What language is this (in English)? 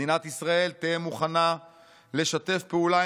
Hebrew